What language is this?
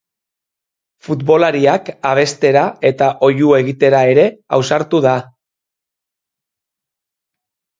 Basque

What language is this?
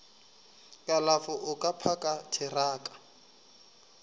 Northern Sotho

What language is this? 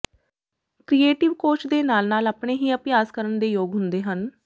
Punjabi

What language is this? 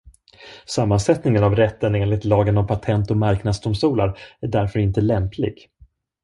Swedish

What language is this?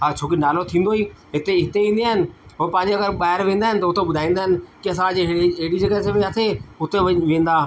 Sindhi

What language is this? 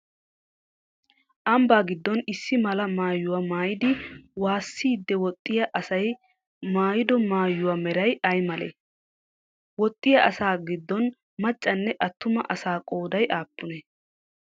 Wolaytta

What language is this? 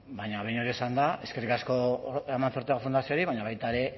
Basque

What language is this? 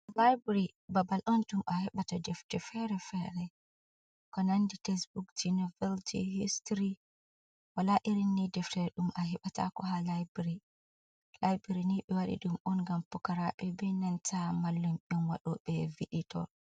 Fula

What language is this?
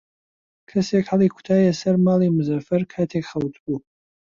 Central Kurdish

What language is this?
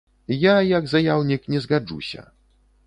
Belarusian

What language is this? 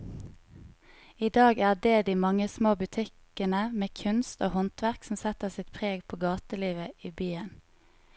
Norwegian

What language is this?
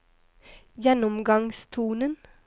Norwegian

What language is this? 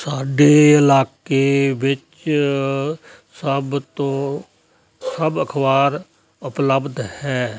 Punjabi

